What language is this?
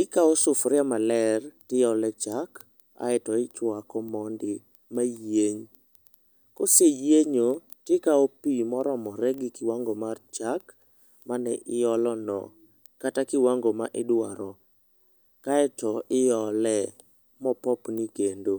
Luo (Kenya and Tanzania)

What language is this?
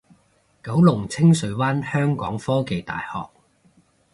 Cantonese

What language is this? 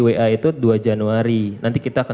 Indonesian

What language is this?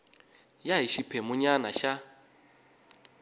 Tsonga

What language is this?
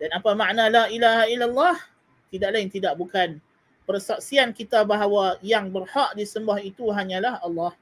Malay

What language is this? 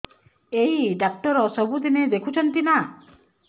Odia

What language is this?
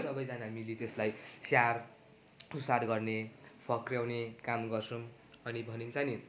Nepali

